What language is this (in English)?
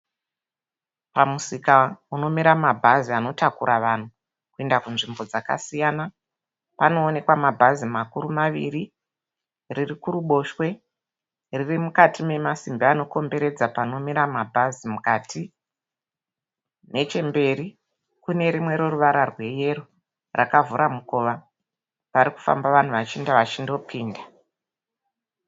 Shona